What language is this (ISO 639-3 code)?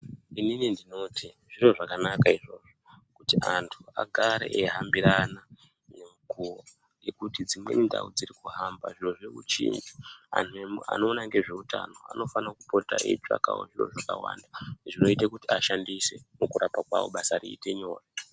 ndc